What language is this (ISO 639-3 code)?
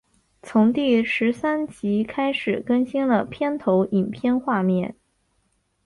zho